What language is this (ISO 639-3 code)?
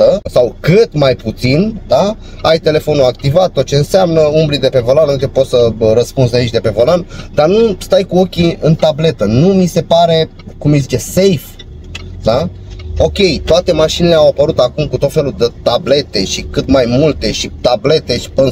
ron